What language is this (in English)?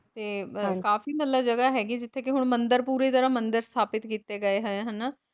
Punjabi